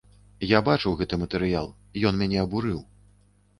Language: Belarusian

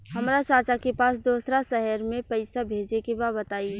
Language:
Bhojpuri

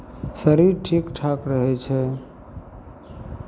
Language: Maithili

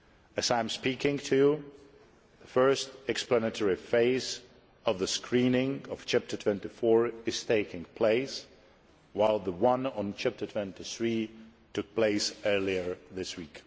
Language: English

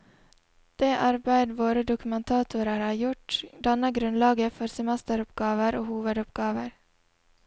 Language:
Norwegian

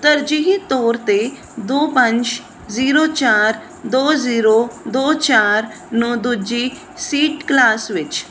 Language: Punjabi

